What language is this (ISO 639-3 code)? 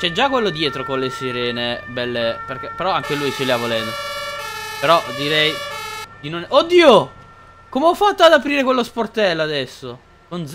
ita